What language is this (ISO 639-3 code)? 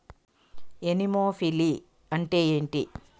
tel